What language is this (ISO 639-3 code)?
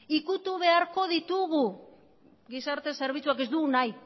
eus